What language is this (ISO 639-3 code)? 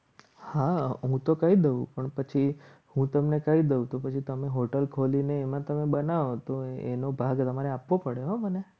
guj